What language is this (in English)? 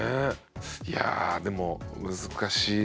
Japanese